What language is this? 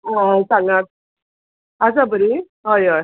Konkani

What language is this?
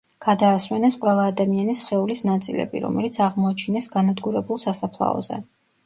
Georgian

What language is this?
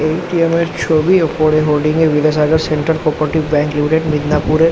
Bangla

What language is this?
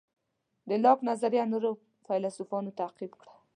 Pashto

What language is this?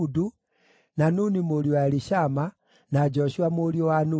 Kikuyu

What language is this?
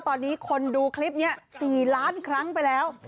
Thai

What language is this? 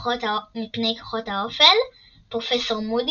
Hebrew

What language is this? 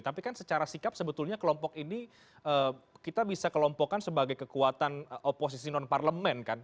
Indonesian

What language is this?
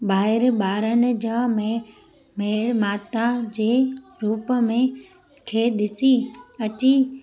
Sindhi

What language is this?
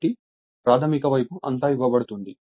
Telugu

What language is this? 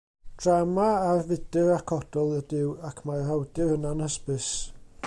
Welsh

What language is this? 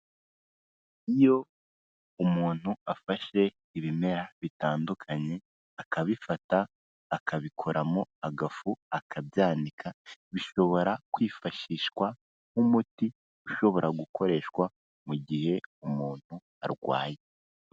Kinyarwanda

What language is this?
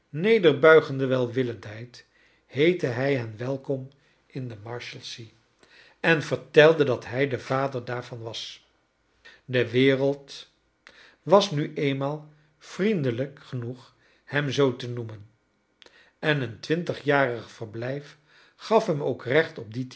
Dutch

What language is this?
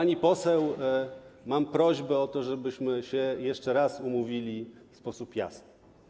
Polish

